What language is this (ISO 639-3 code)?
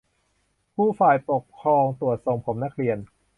tha